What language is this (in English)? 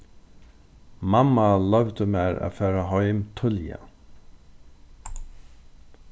Faroese